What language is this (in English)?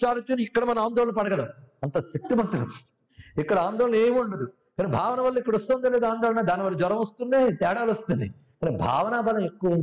Telugu